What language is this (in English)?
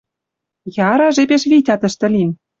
Western Mari